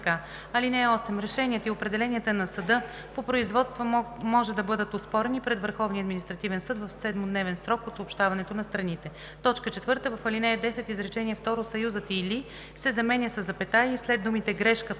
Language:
Bulgarian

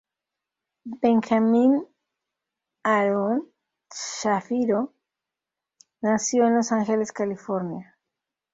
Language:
Spanish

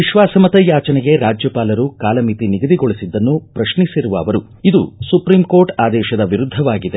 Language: Kannada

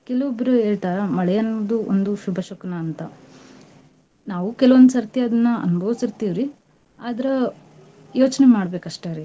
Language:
Kannada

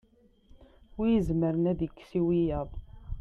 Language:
Kabyle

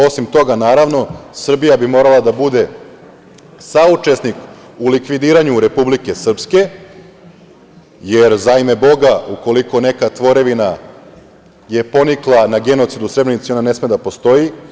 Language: Serbian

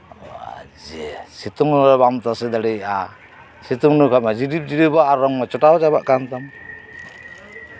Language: Santali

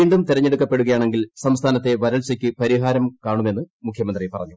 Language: Malayalam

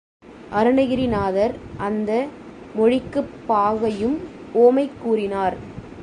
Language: Tamil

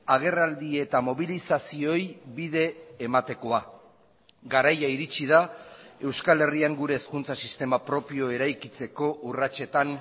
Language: Basque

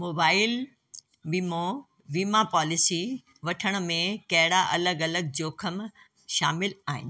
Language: Sindhi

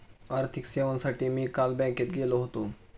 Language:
Marathi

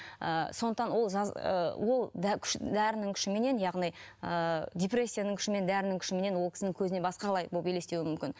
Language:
Kazakh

